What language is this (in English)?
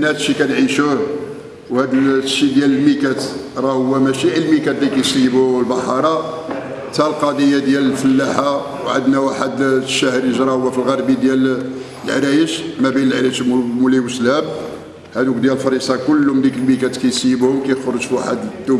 Arabic